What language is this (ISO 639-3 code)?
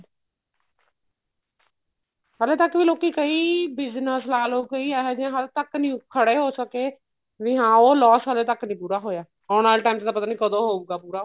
pan